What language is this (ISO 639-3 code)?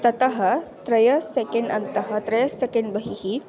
san